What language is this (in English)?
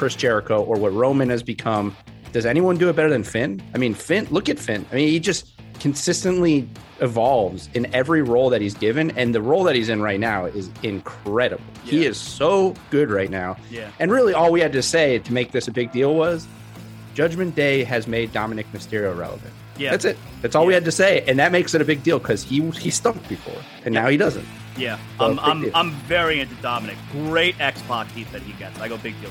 English